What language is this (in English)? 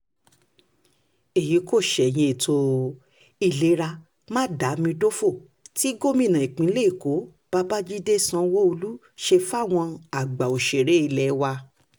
Yoruba